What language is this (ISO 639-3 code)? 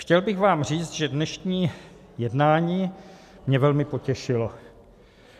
ces